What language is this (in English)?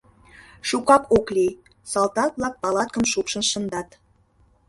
Mari